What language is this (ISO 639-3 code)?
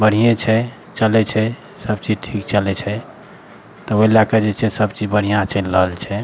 mai